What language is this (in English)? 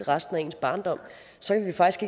Danish